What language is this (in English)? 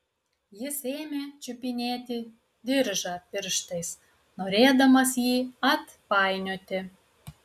Lithuanian